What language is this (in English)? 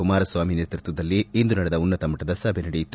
Kannada